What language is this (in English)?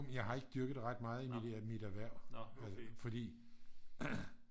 Danish